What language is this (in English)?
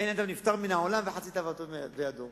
Hebrew